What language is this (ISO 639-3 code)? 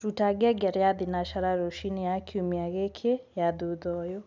kik